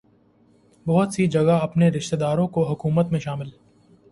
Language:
Urdu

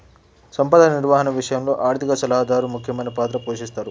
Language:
Telugu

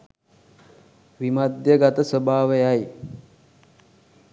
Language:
Sinhala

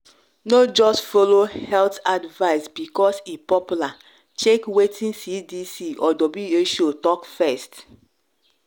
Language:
Nigerian Pidgin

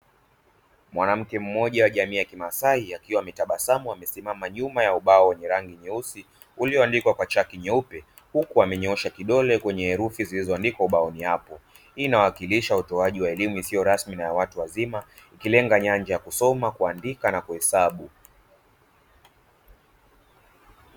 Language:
Swahili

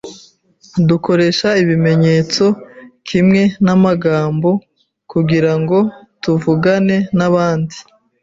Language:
Kinyarwanda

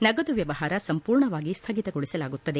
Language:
Kannada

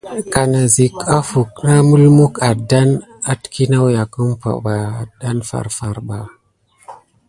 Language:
Gidar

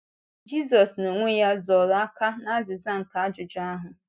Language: Igbo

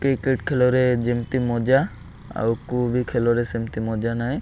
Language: Odia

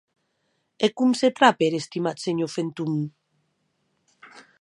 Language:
Occitan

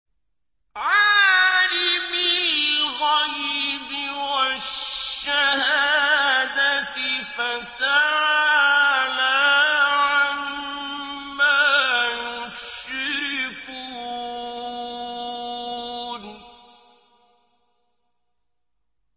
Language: Arabic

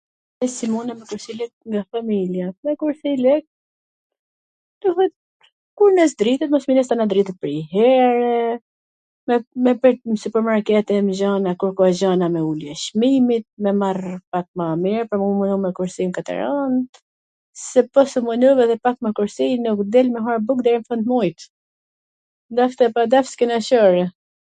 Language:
Gheg Albanian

